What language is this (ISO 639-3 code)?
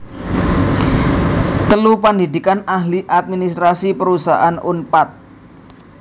jav